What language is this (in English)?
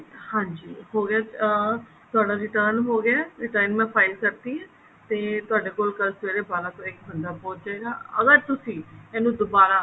Punjabi